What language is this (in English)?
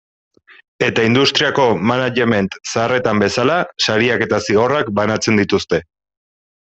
Basque